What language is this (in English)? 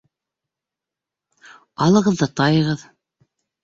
Bashkir